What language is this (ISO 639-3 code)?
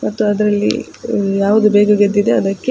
kan